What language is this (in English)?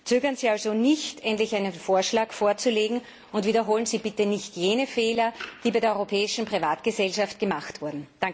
German